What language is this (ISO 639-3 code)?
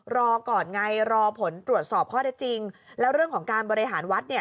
tha